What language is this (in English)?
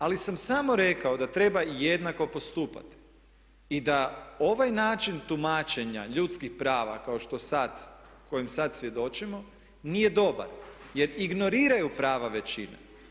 Croatian